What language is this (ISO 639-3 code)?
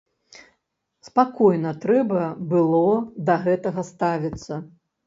bel